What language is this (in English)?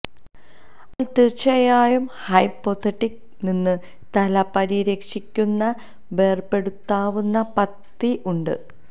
Malayalam